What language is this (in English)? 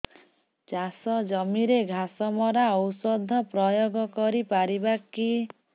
Odia